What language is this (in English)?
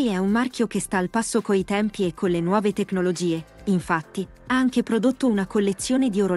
Italian